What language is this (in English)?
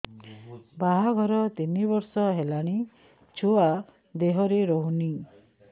Odia